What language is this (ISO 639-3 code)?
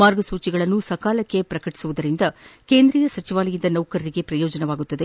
kan